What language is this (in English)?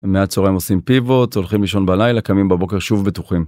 Hebrew